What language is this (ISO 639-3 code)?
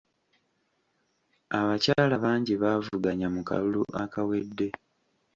lug